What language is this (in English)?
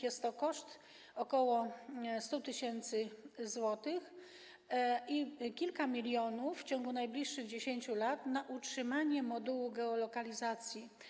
Polish